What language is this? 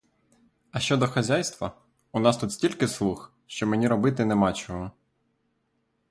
Ukrainian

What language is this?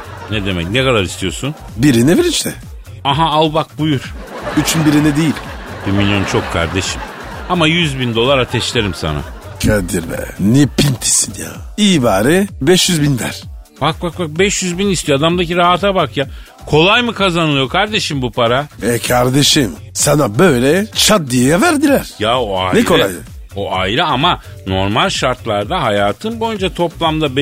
Turkish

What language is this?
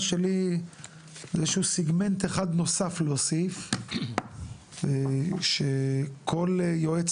Hebrew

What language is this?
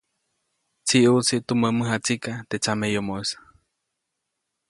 Copainalá Zoque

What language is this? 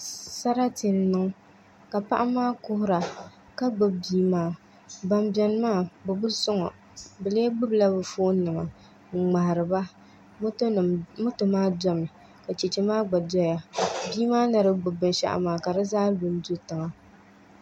Dagbani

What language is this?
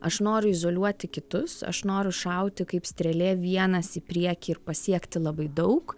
Lithuanian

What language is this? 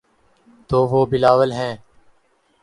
Urdu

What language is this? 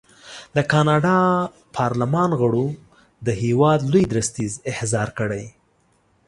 Pashto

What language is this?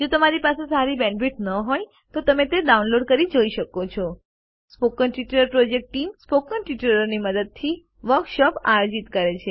Gujarati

